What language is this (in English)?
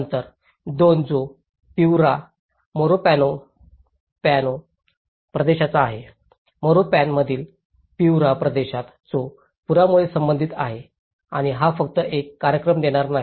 Marathi